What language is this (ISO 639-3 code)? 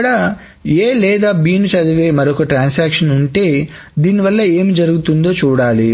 tel